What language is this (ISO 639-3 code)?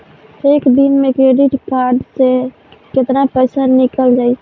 bho